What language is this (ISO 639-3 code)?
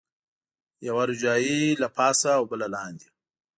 pus